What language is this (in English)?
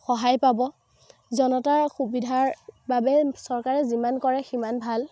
Assamese